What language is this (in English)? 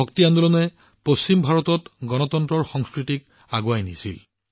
Assamese